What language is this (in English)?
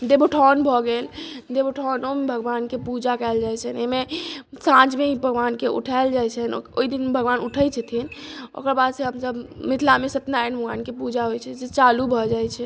Maithili